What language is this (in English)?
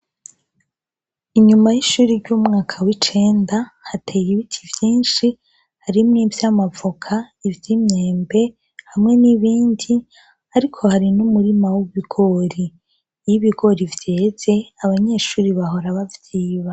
Rundi